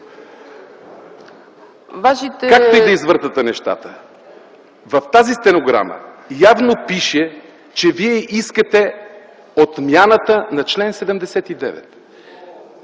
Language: Bulgarian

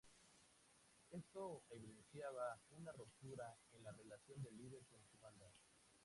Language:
Spanish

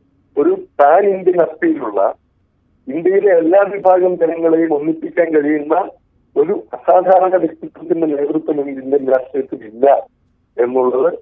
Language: Malayalam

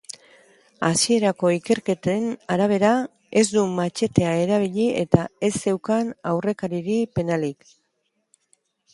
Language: Basque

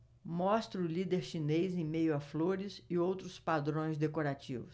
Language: Portuguese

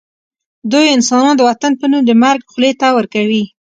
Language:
Pashto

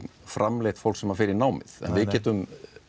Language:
Icelandic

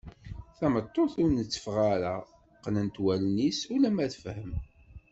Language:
Kabyle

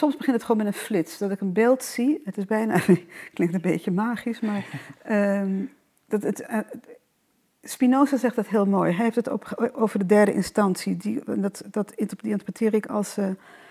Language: Dutch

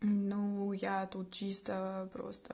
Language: Russian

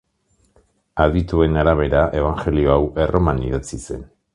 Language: Basque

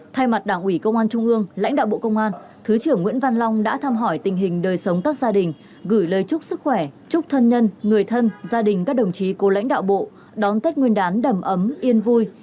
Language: Vietnamese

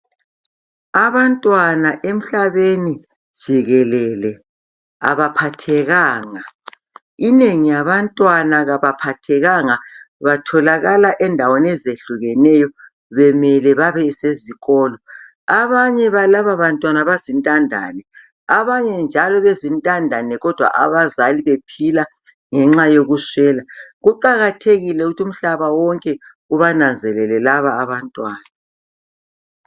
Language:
North Ndebele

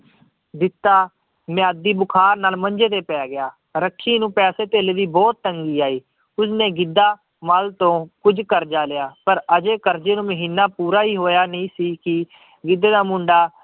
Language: Punjabi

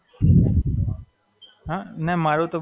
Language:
Gujarati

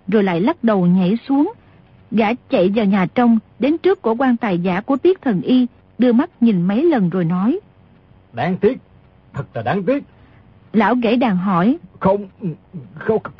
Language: Vietnamese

